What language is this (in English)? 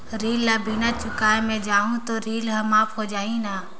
Chhattisgarhi